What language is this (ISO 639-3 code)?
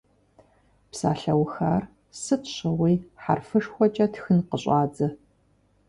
kbd